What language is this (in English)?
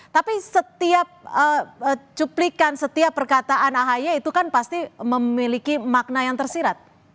Indonesian